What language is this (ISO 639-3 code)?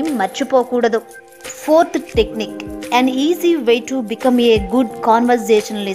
tel